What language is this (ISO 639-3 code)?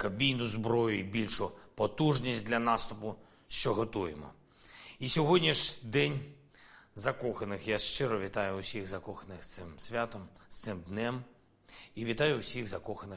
ukr